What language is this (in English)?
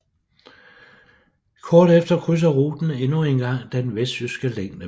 Danish